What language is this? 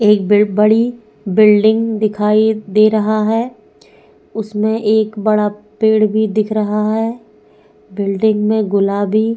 Hindi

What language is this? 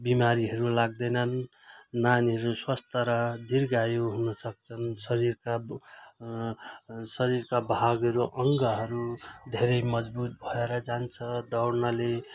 Nepali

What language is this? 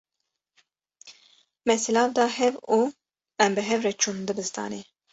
Kurdish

